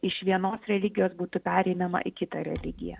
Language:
Lithuanian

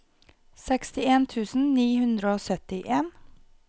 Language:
Norwegian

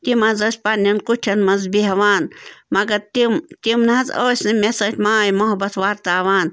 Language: Kashmiri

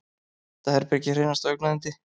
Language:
Icelandic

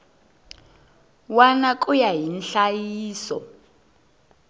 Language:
Tsonga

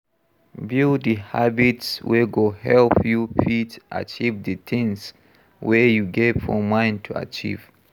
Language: Nigerian Pidgin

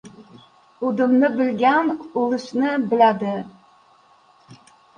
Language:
Uzbek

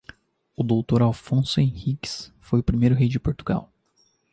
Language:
Portuguese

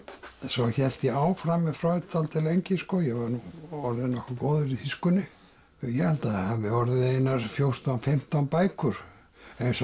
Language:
Icelandic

